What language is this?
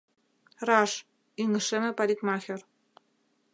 Mari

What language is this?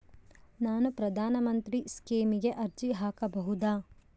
Kannada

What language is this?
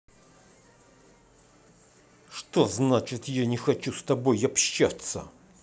Russian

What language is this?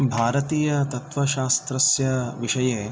Sanskrit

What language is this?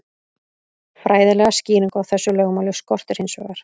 Icelandic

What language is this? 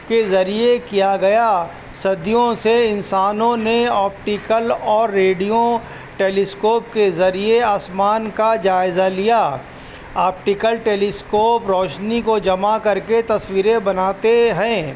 Urdu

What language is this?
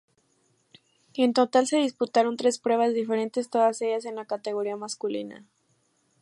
Spanish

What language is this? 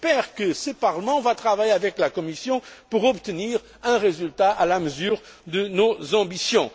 French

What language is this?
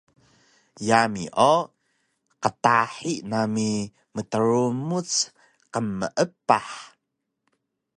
Taroko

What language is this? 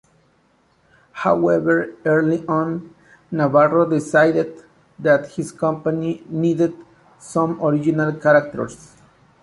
English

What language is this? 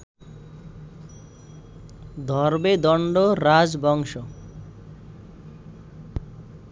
Bangla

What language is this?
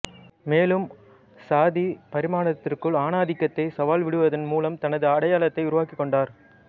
Tamil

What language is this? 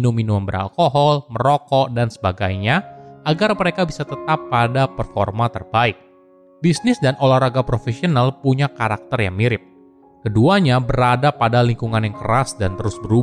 Indonesian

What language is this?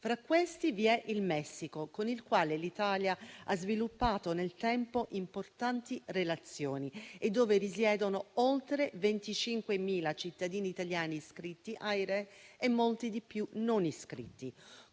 Italian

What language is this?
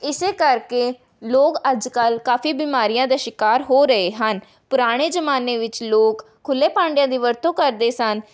Punjabi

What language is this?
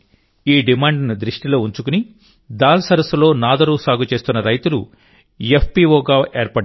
Telugu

